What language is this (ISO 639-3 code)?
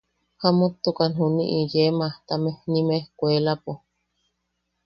yaq